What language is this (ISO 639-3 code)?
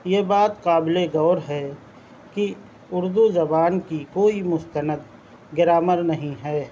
urd